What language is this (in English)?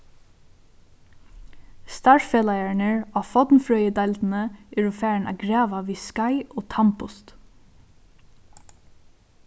Faroese